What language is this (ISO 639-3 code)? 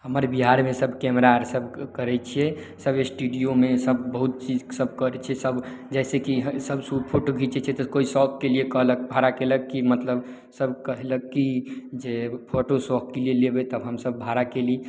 mai